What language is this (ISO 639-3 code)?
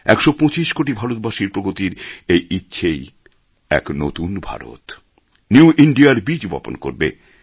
ben